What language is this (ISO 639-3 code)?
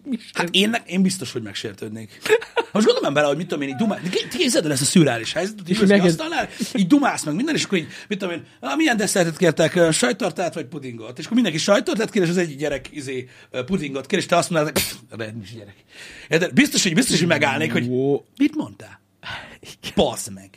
hun